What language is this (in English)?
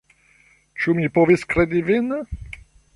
Esperanto